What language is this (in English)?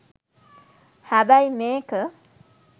Sinhala